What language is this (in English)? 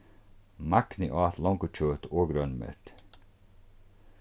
Faroese